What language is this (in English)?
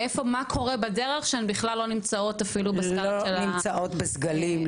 Hebrew